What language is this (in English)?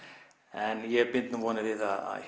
Icelandic